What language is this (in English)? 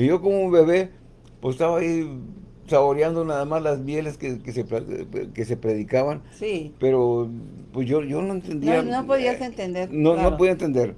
Spanish